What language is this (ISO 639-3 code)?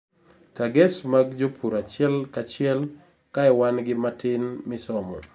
luo